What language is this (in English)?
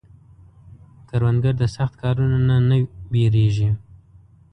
Pashto